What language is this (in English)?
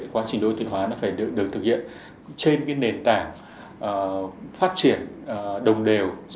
Vietnamese